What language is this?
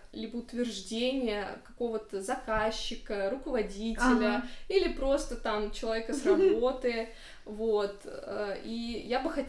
Russian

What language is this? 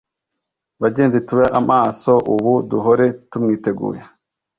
Kinyarwanda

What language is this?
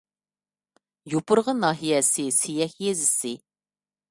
Uyghur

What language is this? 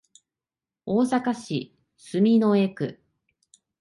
Japanese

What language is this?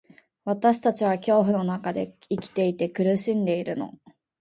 Japanese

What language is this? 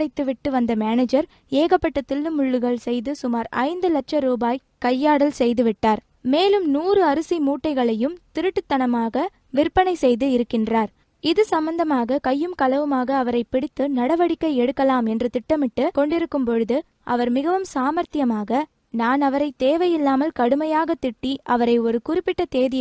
Tamil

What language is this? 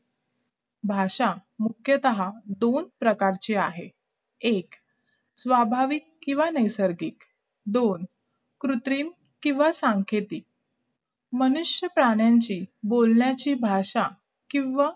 Marathi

